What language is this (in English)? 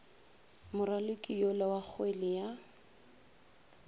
Northern Sotho